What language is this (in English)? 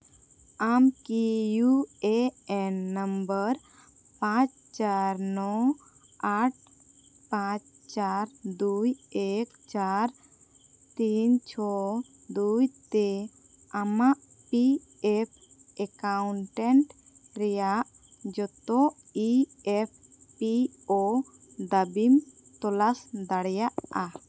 Santali